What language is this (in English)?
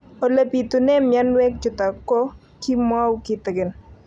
Kalenjin